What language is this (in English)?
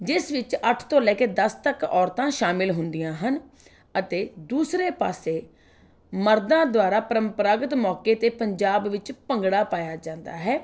Punjabi